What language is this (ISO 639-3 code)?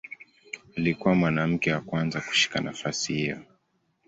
swa